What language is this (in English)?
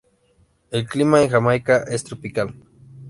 Spanish